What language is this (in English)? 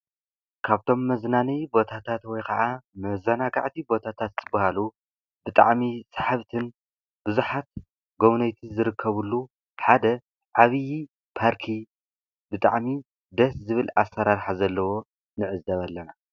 Tigrinya